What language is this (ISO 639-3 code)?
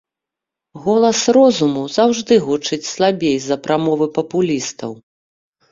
bel